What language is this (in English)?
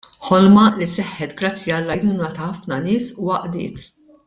Maltese